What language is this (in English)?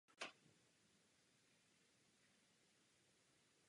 Czech